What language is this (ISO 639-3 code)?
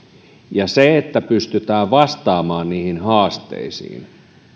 fin